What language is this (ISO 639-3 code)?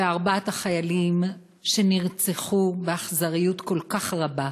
heb